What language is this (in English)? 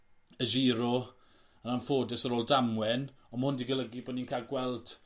Welsh